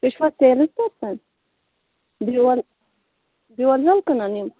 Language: Kashmiri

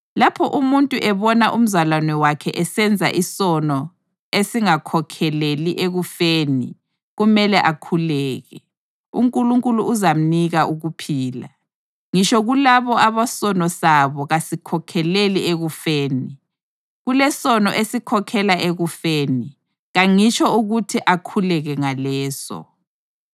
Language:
North Ndebele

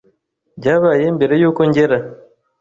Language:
Kinyarwanda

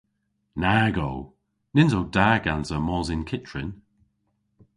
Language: Cornish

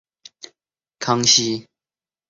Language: Chinese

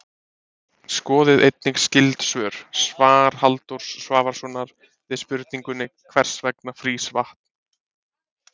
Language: Icelandic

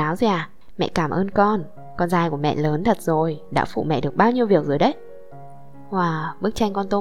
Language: Vietnamese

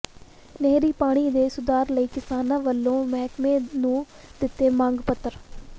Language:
Punjabi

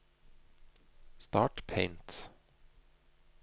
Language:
Norwegian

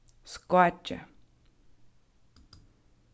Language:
Faroese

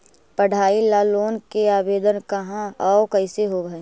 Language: Magahi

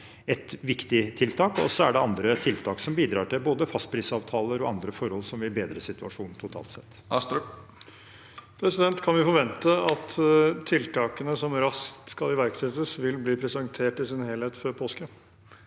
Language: Norwegian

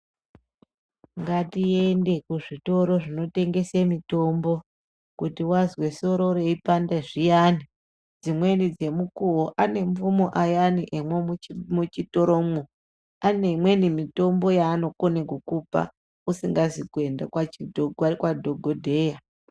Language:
Ndau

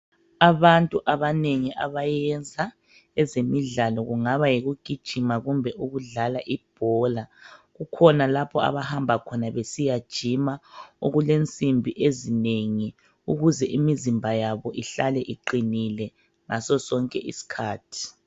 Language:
North Ndebele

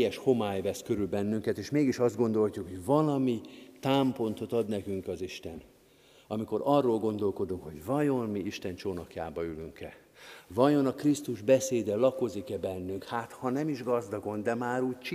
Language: Hungarian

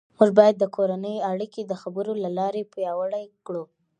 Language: Pashto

